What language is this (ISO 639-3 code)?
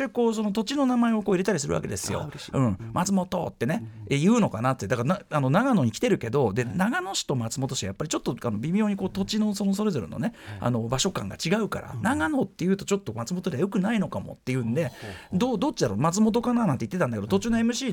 jpn